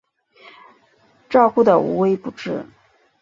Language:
Chinese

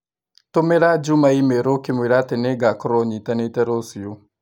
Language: Kikuyu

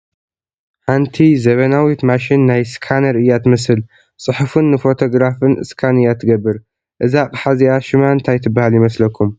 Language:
Tigrinya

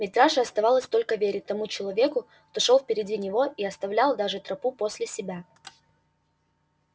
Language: Russian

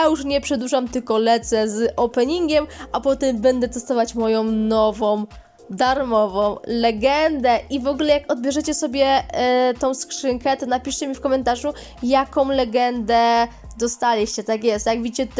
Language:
Polish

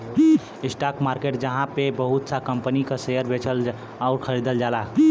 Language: Bhojpuri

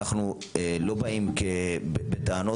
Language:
Hebrew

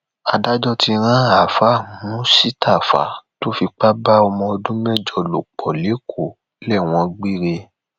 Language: Yoruba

